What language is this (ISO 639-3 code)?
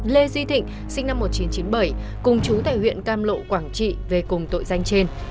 vie